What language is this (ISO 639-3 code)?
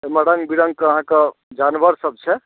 mai